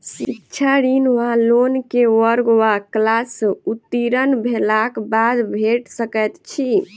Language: Maithili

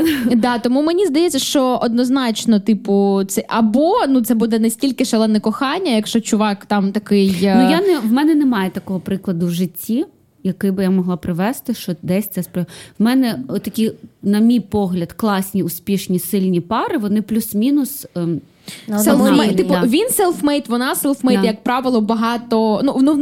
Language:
Ukrainian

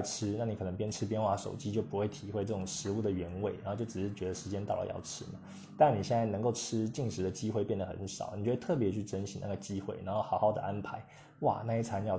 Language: Chinese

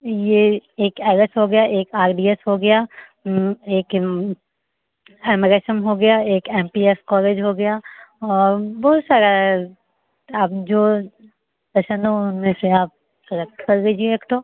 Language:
Hindi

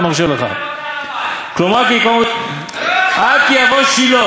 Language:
Hebrew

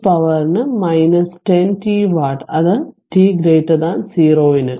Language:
Malayalam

